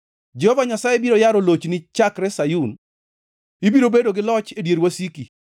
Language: Luo (Kenya and Tanzania)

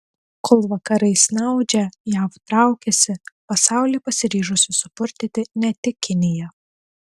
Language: Lithuanian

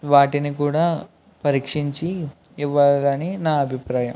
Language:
Telugu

